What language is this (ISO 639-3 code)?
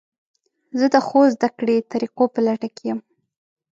pus